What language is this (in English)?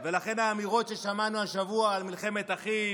Hebrew